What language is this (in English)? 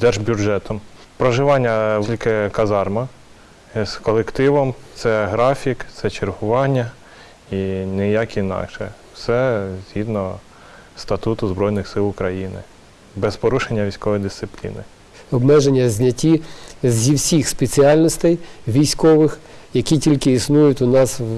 Ukrainian